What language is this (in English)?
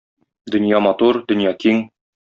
Tatar